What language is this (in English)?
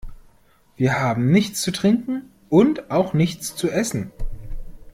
German